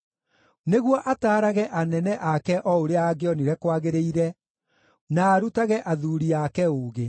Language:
Kikuyu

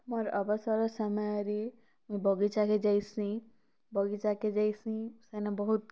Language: Odia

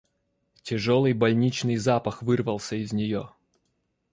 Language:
Russian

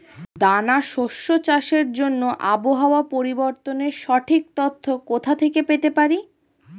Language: Bangla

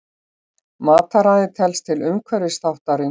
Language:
Icelandic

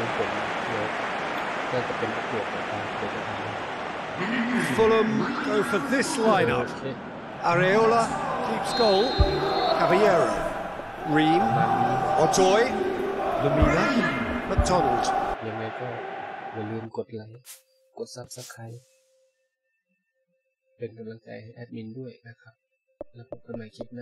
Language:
Thai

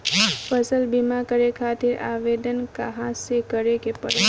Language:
Bhojpuri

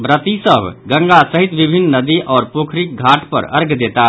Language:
Maithili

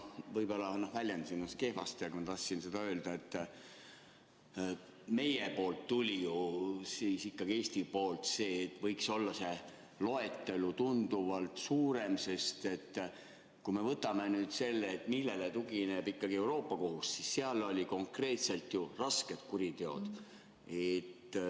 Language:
Estonian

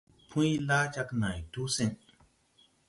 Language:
Tupuri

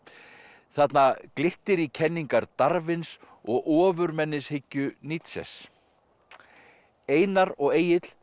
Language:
Icelandic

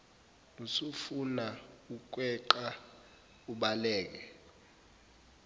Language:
Zulu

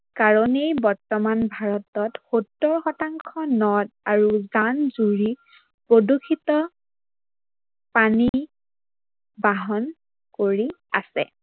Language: Assamese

